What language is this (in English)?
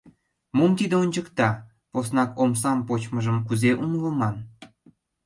Mari